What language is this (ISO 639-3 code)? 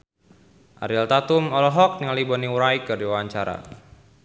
sun